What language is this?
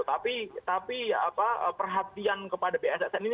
Indonesian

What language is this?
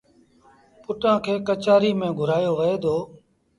Sindhi Bhil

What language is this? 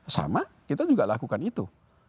Indonesian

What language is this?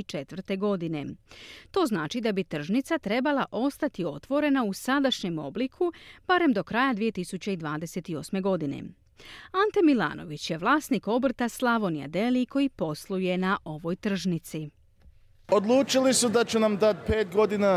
Croatian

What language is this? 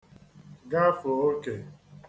Igbo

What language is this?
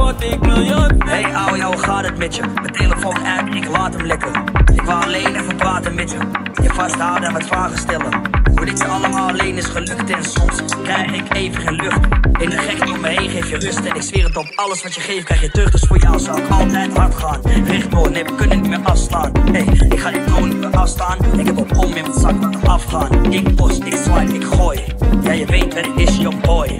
Dutch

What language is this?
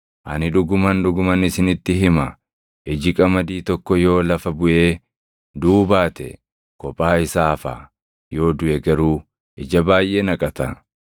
Oromo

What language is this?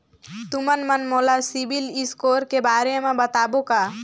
Chhattisgarhi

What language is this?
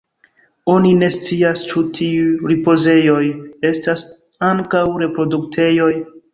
Esperanto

